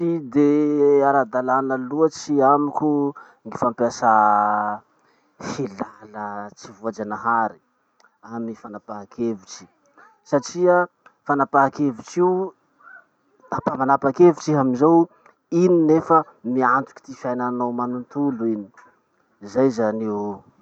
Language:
Masikoro Malagasy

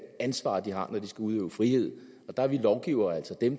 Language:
Danish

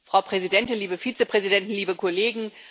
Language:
German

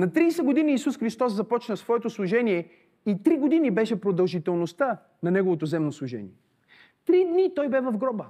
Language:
Bulgarian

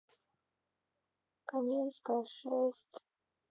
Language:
Russian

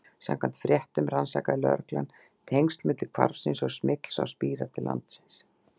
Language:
Icelandic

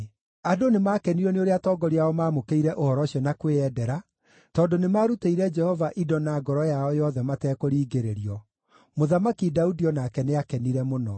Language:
Kikuyu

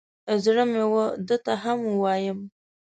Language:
Pashto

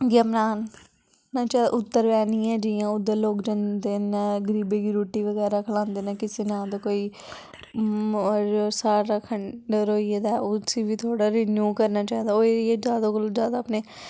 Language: Dogri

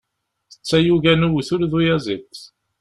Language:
Kabyle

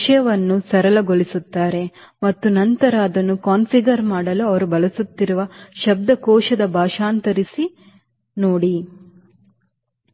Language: Kannada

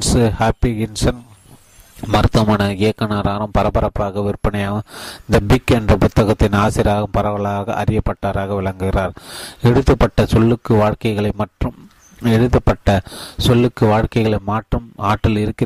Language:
Tamil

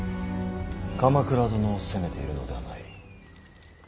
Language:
Japanese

